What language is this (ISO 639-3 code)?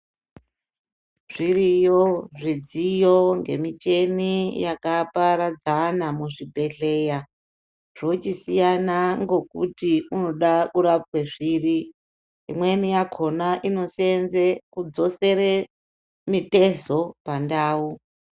ndc